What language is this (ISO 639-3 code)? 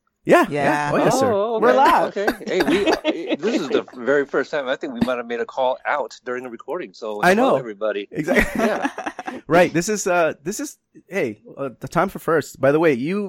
eng